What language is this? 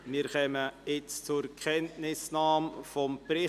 Swiss German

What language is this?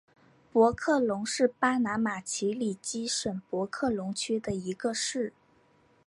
Chinese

